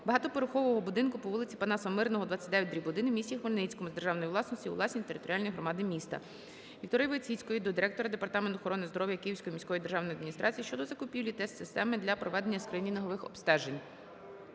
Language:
Ukrainian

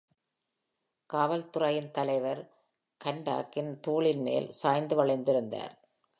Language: Tamil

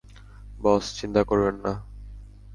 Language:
Bangla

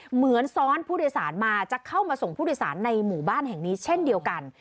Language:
Thai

